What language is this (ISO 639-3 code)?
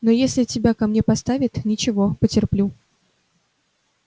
rus